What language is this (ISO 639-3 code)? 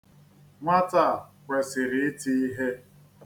ibo